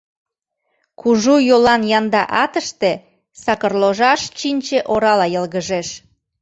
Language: Mari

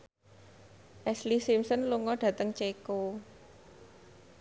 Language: Javanese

